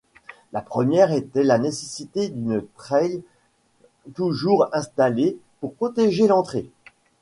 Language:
French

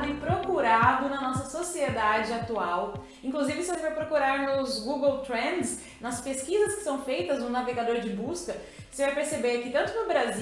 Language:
Portuguese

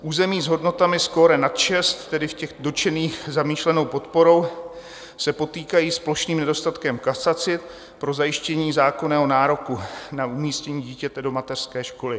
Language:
Czech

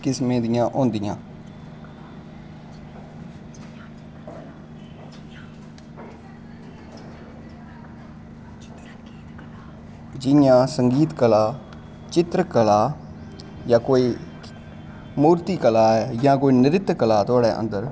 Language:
Dogri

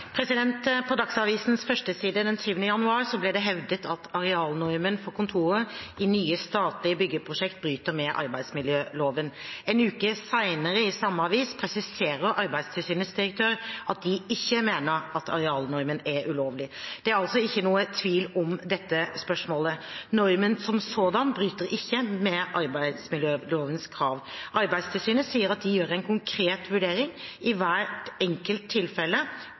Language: Norwegian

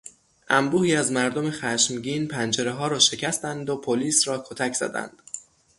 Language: Persian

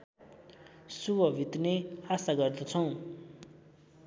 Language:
Nepali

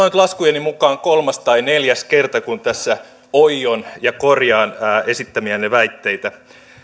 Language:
Finnish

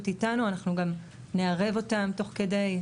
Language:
Hebrew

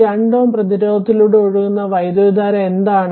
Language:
Malayalam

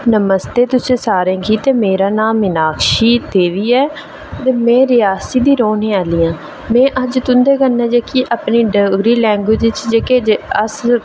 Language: Dogri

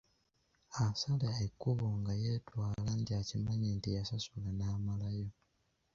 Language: Ganda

